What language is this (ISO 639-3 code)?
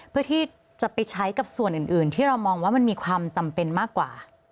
tha